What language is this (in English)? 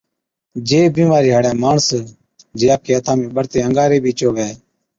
Od